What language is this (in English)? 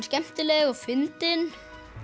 Icelandic